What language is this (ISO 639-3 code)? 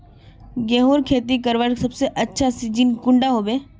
mag